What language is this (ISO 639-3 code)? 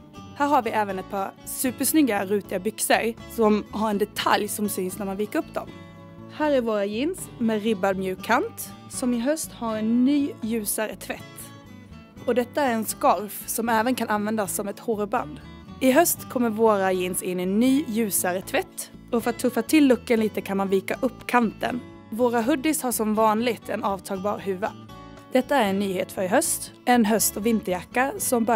swe